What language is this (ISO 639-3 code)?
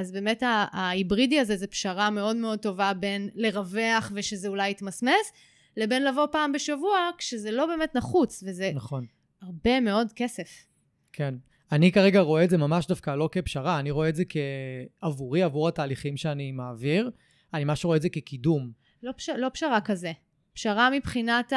heb